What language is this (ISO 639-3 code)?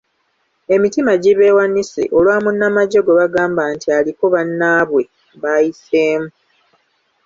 lug